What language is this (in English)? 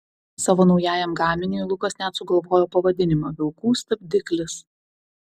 Lithuanian